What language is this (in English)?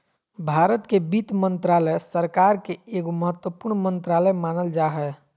Magahi